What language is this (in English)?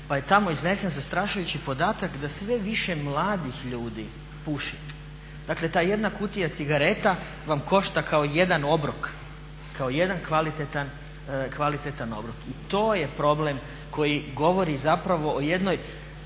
Croatian